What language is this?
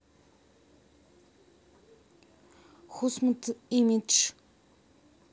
Russian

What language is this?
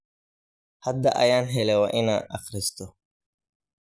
Somali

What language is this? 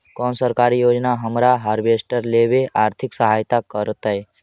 Magahi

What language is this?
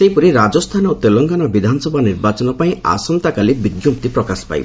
Odia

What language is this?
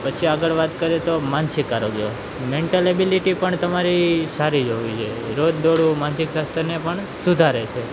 Gujarati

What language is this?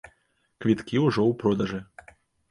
Belarusian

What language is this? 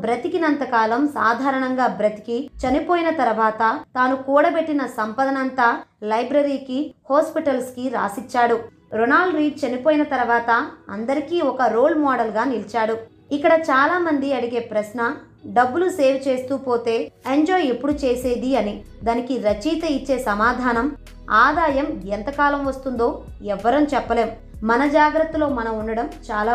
Telugu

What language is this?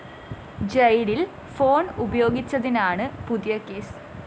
Malayalam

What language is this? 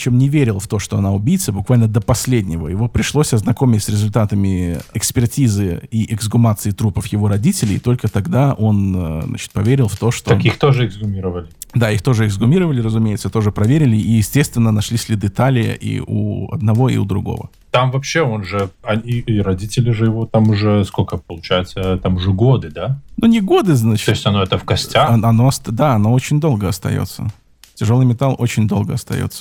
Russian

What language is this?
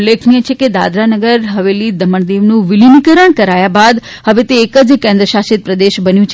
Gujarati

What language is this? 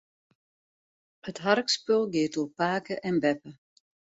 Western Frisian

